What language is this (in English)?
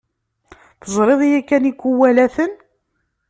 Kabyle